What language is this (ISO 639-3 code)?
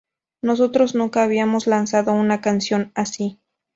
spa